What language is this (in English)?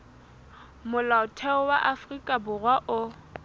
Southern Sotho